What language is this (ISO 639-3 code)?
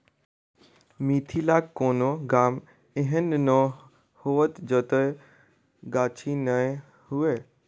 mai